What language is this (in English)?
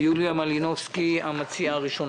Hebrew